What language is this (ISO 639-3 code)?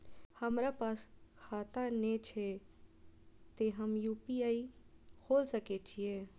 mai